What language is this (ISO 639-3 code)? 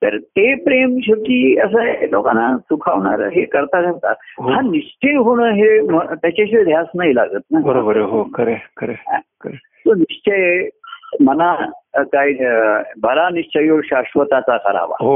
mar